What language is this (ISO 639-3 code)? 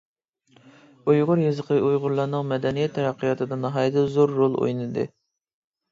uig